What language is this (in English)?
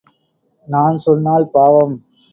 Tamil